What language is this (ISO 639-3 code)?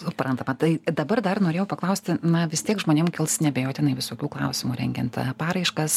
lit